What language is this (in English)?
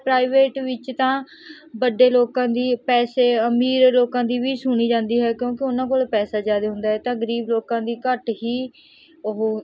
Punjabi